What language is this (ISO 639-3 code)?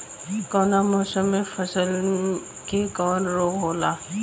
bho